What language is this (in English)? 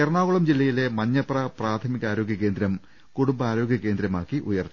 Malayalam